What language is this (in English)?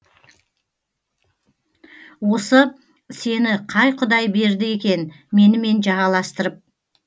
Kazakh